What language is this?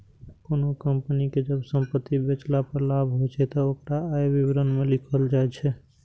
Maithili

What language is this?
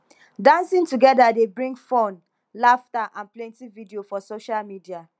Nigerian Pidgin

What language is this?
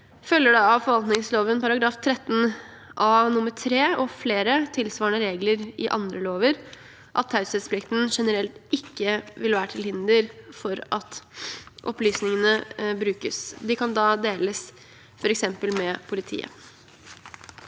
Norwegian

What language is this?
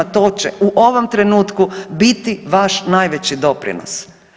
Croatian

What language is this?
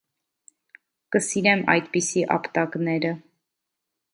Armenian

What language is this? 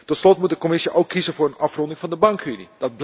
Dutch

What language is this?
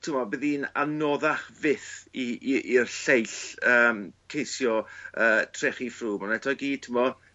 Welsh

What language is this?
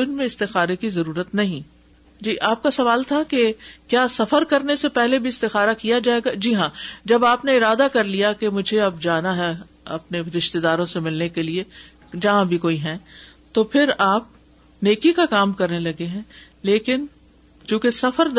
Urdu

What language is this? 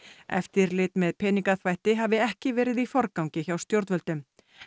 Icelandic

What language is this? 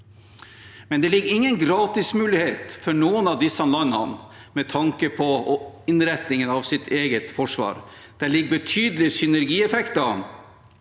Norwegian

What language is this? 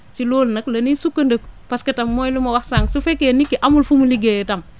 Wolof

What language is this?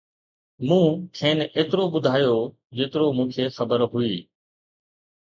Sindhi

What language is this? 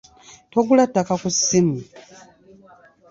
Ganda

